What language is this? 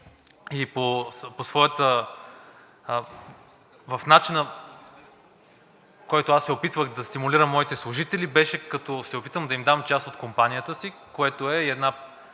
Bulgarian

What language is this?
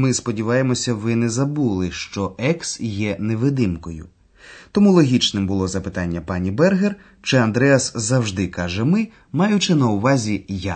Ukrainian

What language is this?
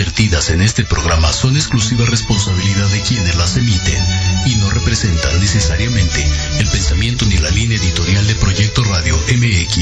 Spanish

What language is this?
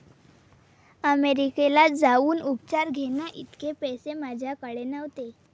Marathi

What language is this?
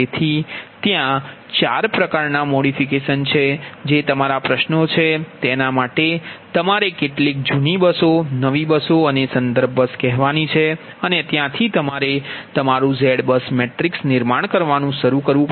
Gujarati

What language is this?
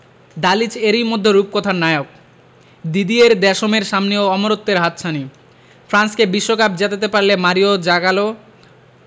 Bangla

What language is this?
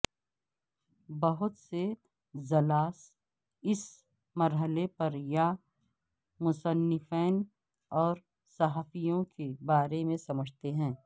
Urdu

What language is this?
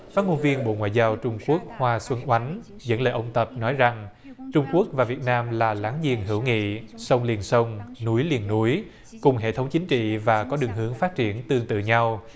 Vietnamese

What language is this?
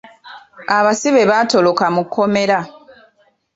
Ganda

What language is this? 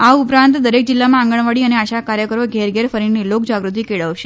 Gujarati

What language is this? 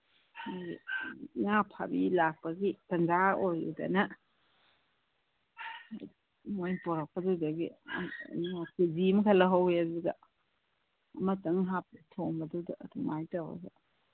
Manipuri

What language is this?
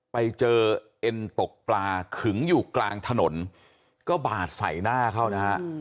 Thai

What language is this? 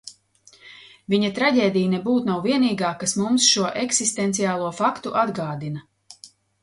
Latvian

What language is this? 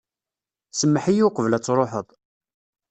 Kabyle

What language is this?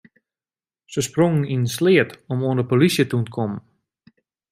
Western Frisian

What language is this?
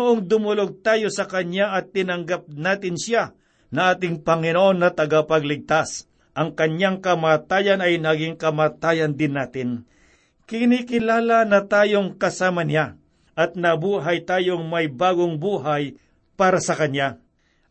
Filipino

